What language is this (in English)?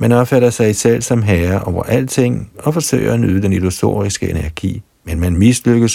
Danish